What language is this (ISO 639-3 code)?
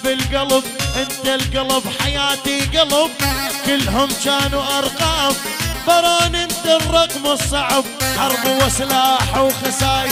ara